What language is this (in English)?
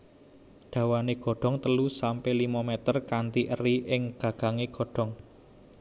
Javanese